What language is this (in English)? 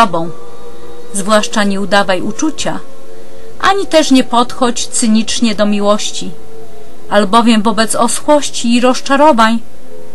Polish